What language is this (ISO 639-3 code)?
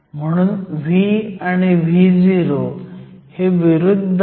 mar